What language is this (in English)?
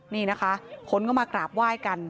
Thai